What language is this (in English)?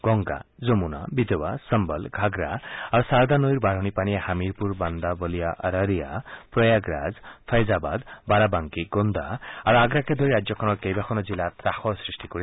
Assamese